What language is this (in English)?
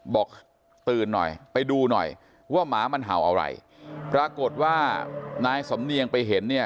Thai